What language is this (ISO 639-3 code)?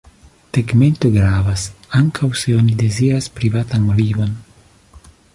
epo